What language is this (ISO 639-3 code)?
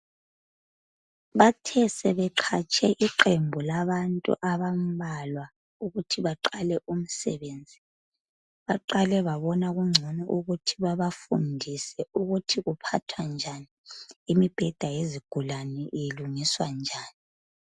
nde